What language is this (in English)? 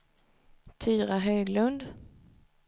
Swedish